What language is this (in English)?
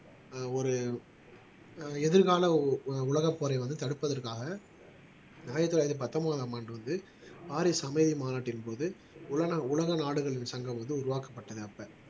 Tamil